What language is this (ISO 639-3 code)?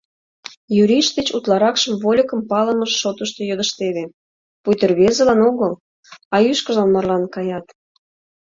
chm